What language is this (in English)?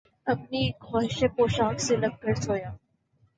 Urdu